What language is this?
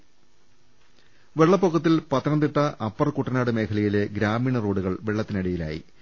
Malayalam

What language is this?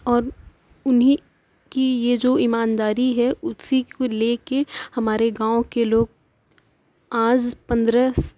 Urdu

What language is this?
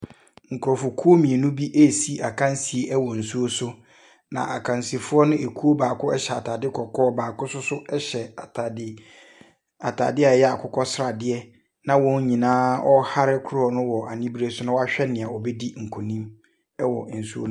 Akan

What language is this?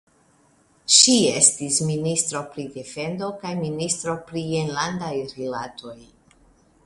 Esperanto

